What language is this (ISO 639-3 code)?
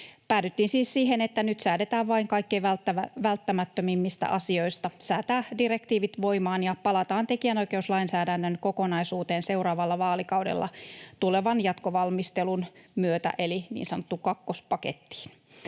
fin